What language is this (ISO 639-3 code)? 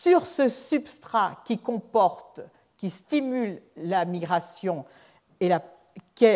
fra